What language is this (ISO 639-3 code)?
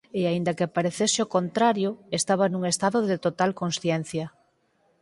glg